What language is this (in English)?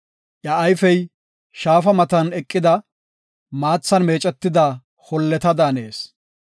Gofa